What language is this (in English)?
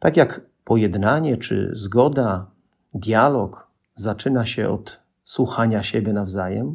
Polish